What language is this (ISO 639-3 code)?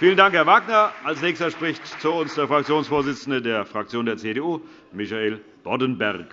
deu